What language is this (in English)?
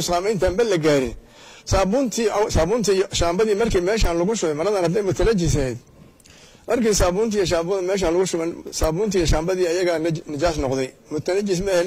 Arabic